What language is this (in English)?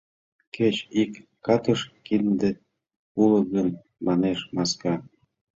Mari